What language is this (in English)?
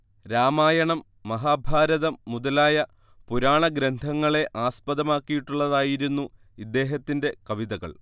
Malayalam